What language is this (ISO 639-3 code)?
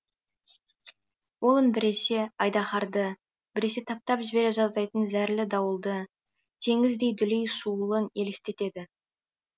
kaz